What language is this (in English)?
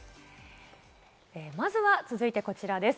Japanese